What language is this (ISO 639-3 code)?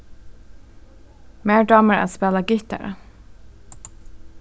fao